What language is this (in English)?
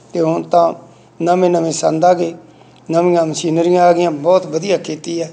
Punjabi